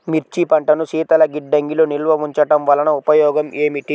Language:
Telugu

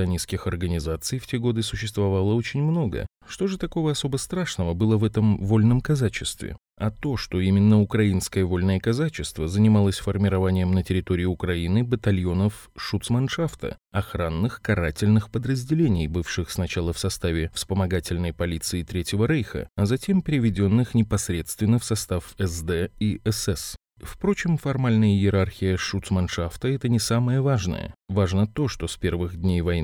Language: Russian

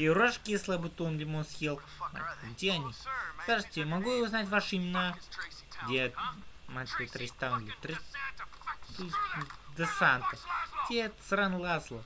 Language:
Russian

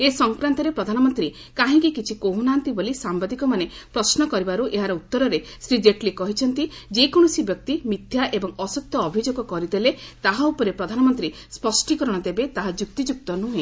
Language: Odia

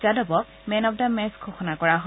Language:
Assamese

